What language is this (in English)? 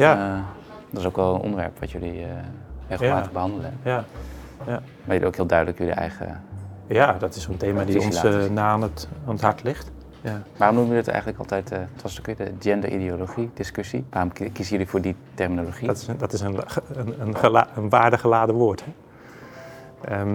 Dutch